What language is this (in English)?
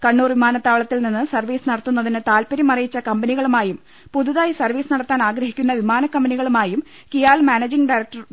Malayalam